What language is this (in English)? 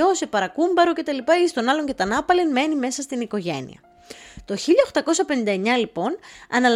Greek